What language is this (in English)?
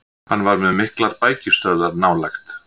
Icelandic